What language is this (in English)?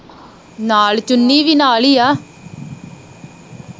Punjabi